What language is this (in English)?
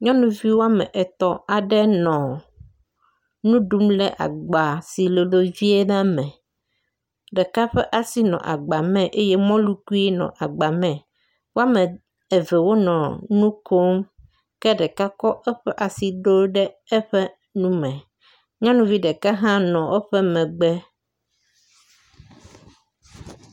Ewe